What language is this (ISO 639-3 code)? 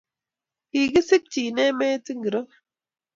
kln